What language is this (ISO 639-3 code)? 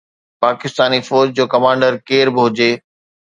snd